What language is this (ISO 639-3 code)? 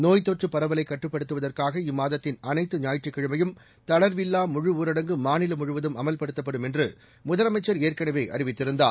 tam